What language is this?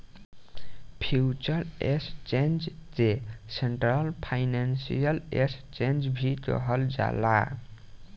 Bhojpuri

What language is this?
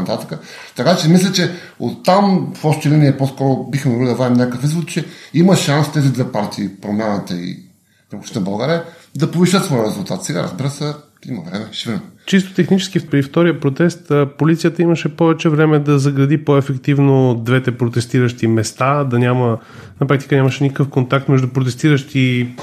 Bulgarian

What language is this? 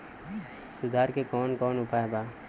Bhojpuri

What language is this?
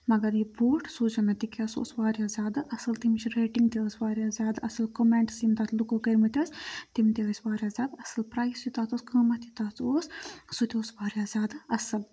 Kashmiri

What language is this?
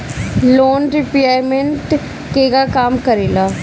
Bhojpuri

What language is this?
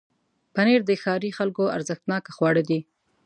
Pashto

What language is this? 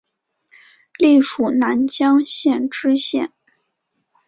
Chinese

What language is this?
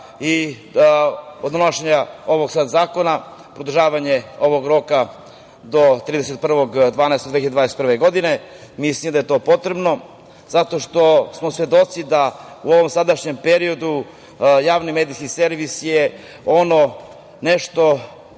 Serbian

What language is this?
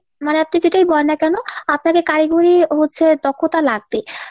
Bangla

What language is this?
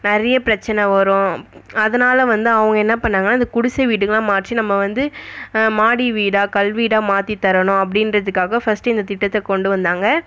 Tamil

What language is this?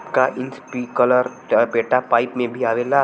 Bhojpuri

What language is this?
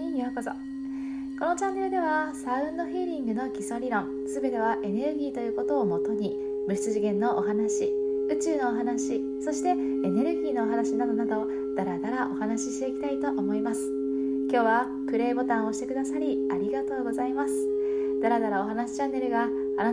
Japanese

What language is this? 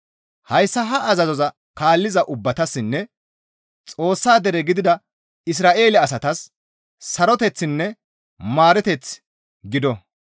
Gamo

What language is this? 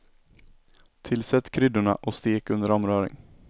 Swedish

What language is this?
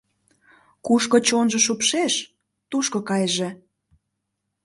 Mari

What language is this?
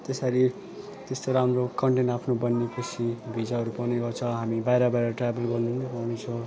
Nepali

